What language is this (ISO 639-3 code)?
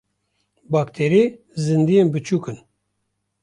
kur